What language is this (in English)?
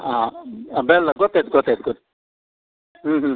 Kannada